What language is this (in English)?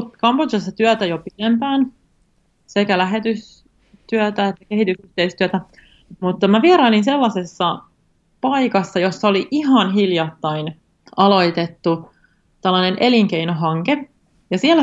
Finnish